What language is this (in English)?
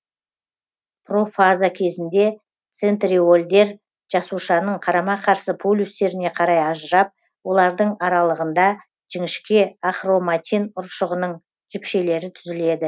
Kazakh